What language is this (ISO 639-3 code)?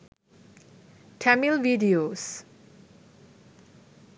sin